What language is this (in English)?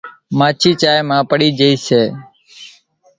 Kachi Koli